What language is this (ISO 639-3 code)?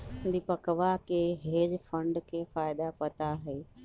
mag